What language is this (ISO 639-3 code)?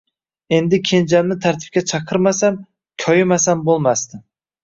uzb